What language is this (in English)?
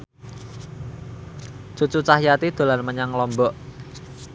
Javanese